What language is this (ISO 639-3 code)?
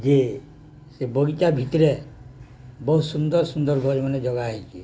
ori